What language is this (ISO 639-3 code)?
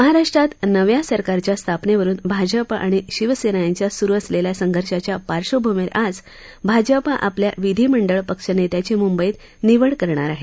mar